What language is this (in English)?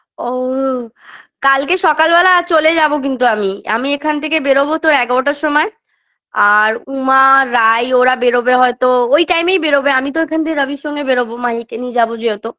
Bangla